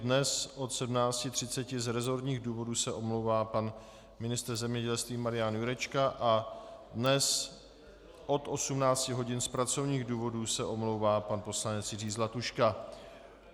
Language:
Czech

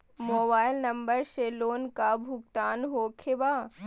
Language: Magahi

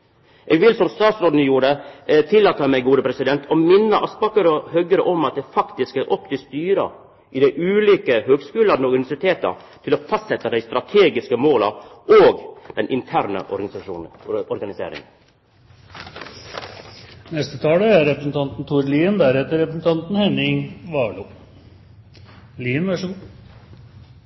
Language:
Norwegian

